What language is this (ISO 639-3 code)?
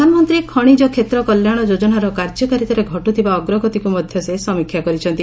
ori